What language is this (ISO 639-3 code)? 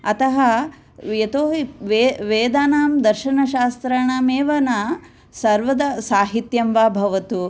san